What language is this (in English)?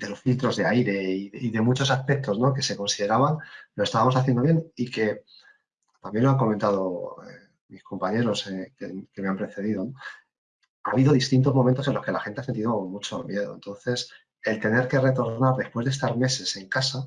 Spanish